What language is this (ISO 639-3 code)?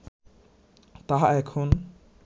ben